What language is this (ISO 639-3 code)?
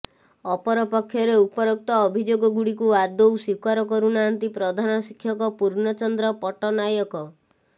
ori